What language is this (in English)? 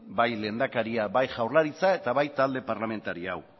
Basque